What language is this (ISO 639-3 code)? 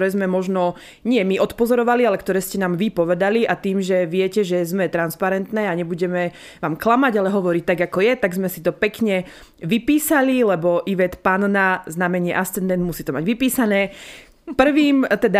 slk